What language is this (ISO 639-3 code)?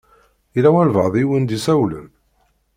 kab